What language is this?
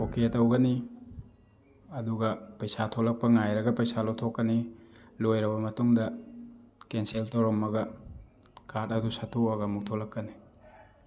Manipuri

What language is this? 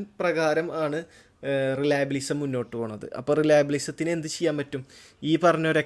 Malayalam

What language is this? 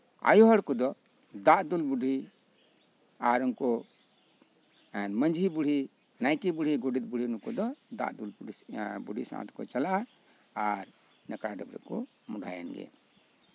Santali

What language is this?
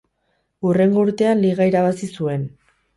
Basque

